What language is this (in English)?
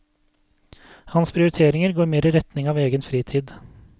Norwegian